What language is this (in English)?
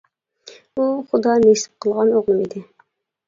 Uyghur